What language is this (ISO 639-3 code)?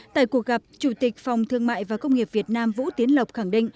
vie